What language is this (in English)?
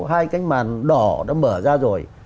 Vietnamese